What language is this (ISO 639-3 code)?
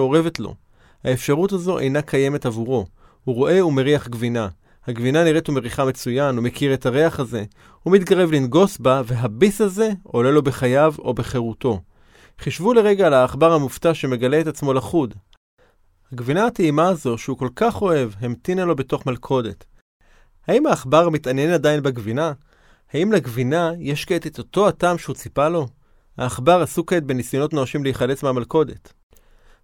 heb